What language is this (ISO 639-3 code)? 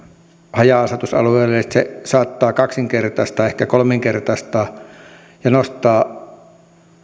fin